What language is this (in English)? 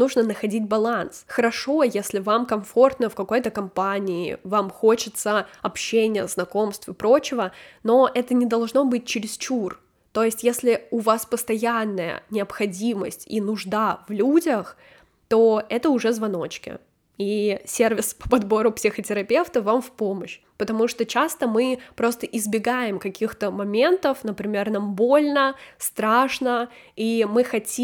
Russian